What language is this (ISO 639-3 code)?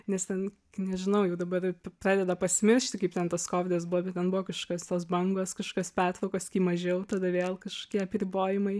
lit